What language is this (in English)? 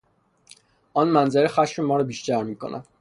Persian